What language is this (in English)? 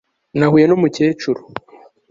Kinyarwanda